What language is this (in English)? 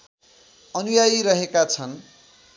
Nepali